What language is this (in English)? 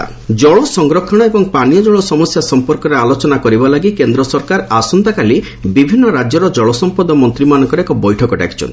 Odia